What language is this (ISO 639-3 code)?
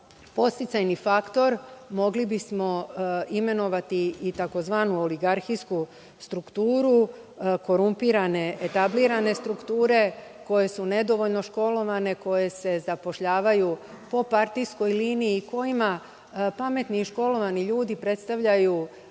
srp